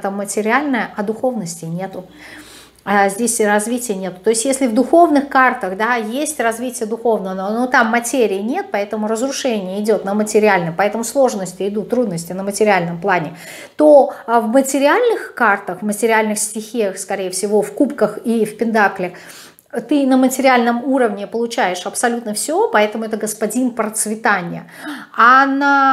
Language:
Russian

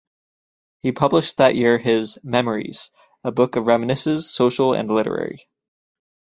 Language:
English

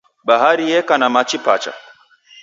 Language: Taita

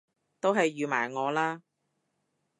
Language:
Cantonese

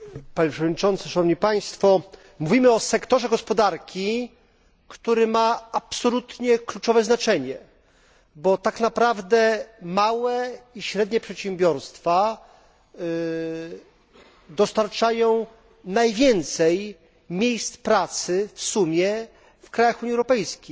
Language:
Polish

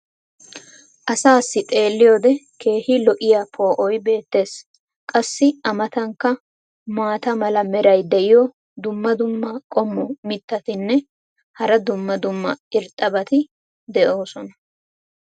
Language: Wolaytta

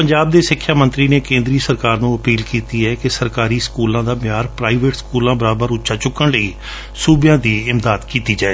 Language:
Punjabi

